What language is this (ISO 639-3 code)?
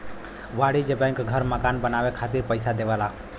bho